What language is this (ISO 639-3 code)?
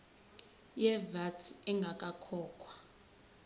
zul